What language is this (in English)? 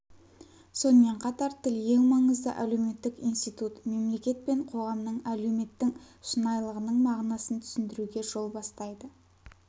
Kazakh